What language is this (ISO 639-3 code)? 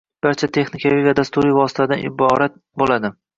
uzb